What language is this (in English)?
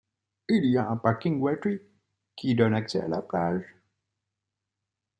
French